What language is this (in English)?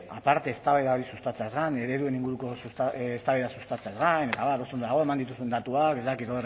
Basque